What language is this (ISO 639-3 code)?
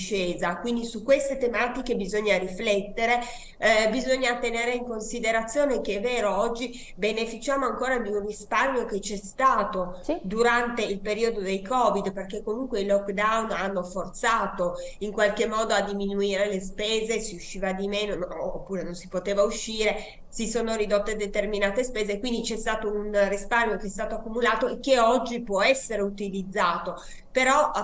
ita